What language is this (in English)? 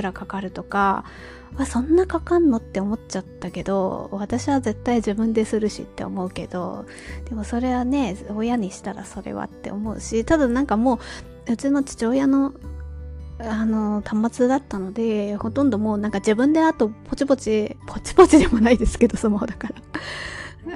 Japanese